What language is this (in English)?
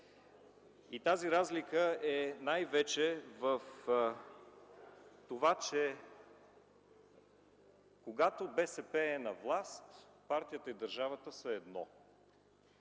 Bulgarian